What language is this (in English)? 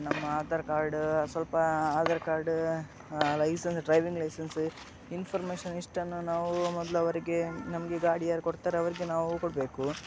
Kannada